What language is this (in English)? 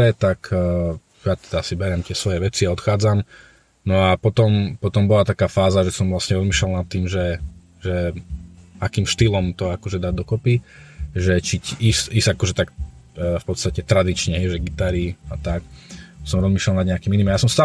Slovak